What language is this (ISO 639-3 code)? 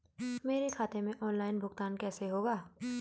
hin